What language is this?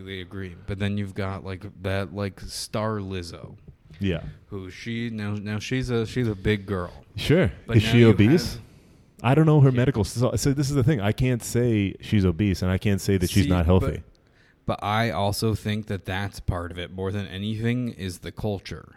English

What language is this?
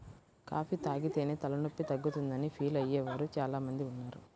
Telugu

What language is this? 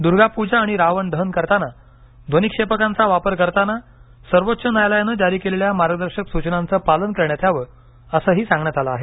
Marathi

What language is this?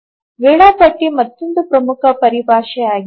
Kannada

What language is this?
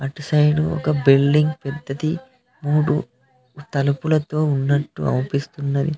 Telugu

